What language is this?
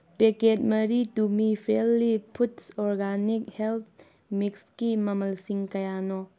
Manipuri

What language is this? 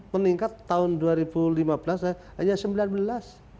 Indonesian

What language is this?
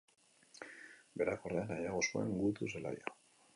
Basque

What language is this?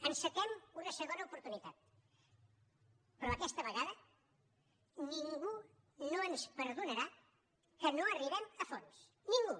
Catalan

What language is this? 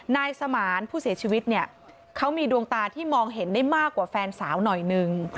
Thai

